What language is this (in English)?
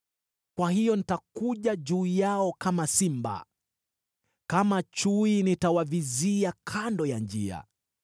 Swahili